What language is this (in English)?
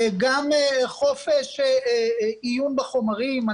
Hebrew